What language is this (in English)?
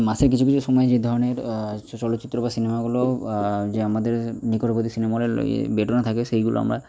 Bangla